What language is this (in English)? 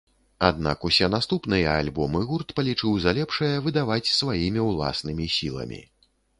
Belarusian